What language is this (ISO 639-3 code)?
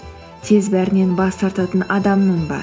kaz